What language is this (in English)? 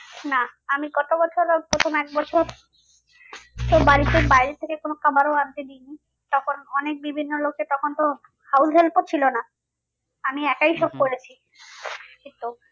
Bangla